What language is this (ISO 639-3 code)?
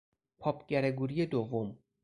fas